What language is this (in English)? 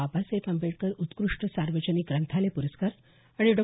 Marathi